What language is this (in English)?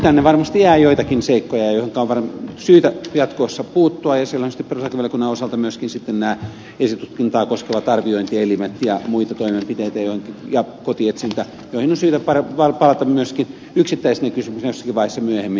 Finnish